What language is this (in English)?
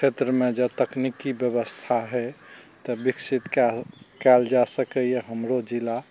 Maithili